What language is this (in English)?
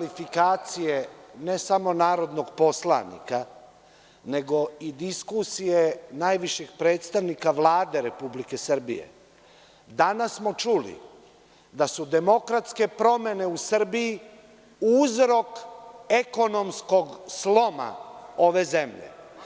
Serbian